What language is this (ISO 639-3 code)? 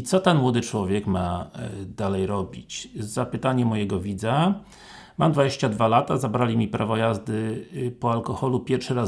pol